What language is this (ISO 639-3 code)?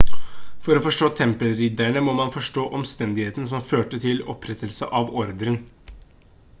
nob